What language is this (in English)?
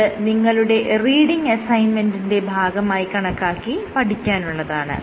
Malayalam